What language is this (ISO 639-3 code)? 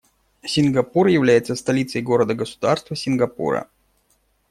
rus